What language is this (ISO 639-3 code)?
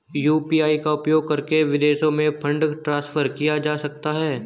hin